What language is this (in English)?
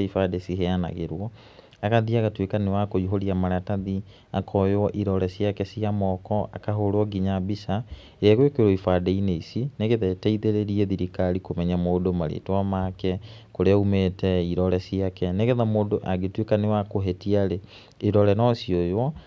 Kikuyu